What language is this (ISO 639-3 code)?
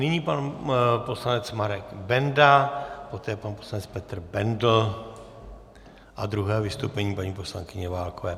ces